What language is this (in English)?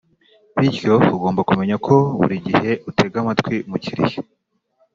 Kinyarwanda